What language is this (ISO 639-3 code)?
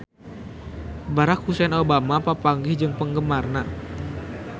sun